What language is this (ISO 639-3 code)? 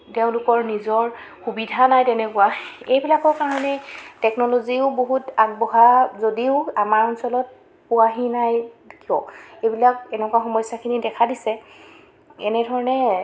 asm